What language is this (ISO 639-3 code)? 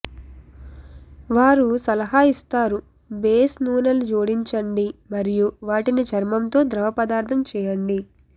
tel